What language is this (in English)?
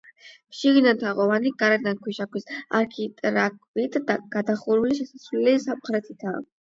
Georgian